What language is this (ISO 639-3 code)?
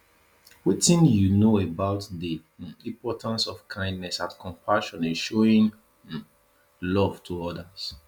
pcm